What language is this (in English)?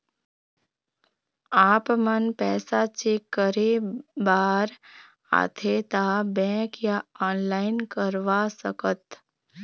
Chhattisgarhi